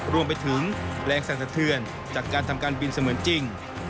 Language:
Thai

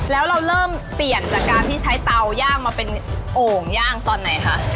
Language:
Thai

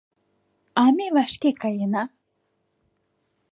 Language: Mari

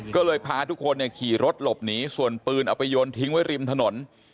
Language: Thai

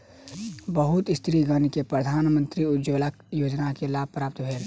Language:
Maithili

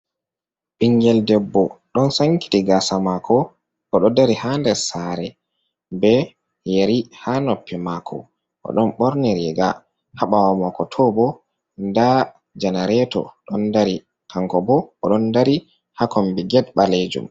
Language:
Fula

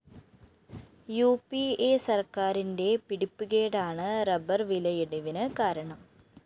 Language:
Malayalam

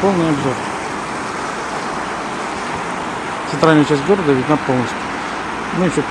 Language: Russian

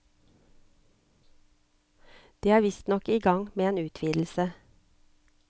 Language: Norwegian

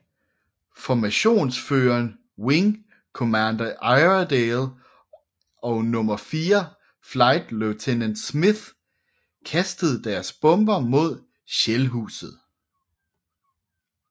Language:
Danish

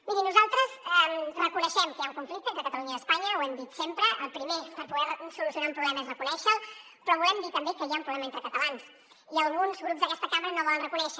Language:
Catalan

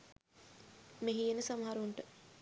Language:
Sinhala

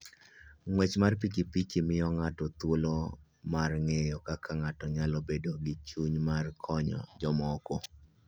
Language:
Luo (Kenya and Tanzania)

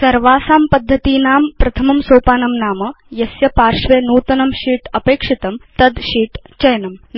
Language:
Sanskrit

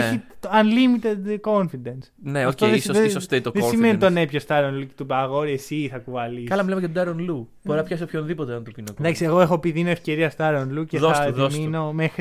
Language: Greek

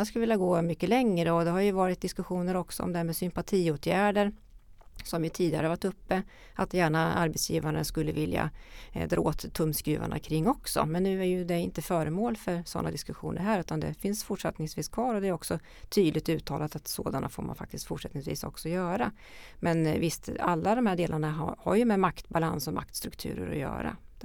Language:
Swedish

